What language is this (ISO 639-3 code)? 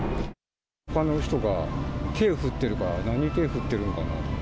jpn